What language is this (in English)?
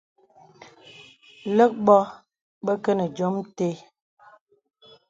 Bebele